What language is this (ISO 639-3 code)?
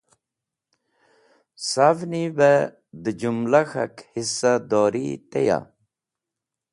wbl